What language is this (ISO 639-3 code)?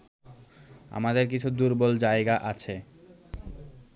ben